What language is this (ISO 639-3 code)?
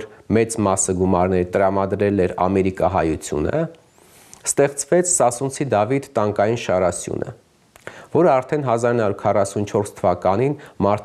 ron